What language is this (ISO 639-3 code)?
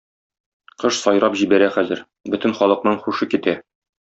tat